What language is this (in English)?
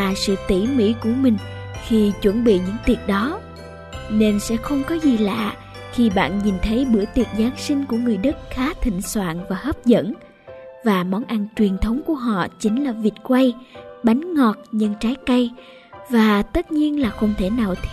Vietnamese